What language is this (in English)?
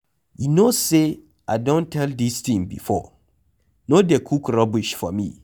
Nigerian Pidgin